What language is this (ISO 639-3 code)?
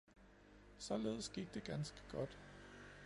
dan